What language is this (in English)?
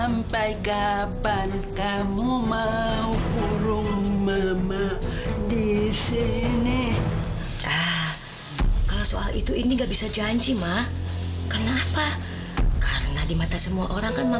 Indonesian